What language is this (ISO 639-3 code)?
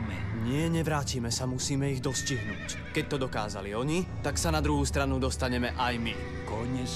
slk